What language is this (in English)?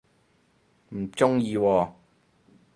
Cantonese